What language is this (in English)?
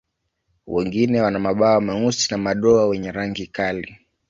Swahili